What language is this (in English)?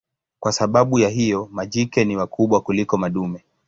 Swahili